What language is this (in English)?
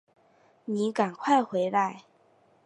Chinese